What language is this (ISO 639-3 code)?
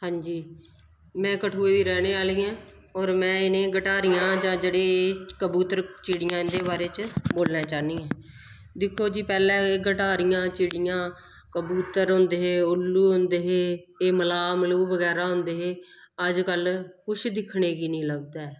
doi